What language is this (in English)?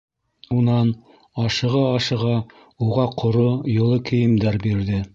Bashkir